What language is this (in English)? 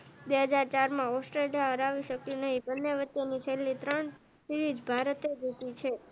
Gujarati